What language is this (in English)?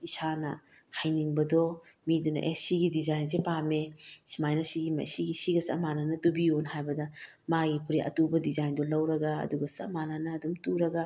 Manipuri